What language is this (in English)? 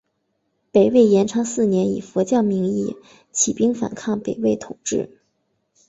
Chinese